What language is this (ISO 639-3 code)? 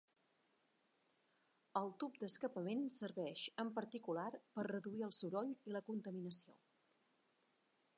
cat